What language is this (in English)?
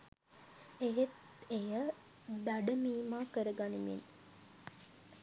Sinhala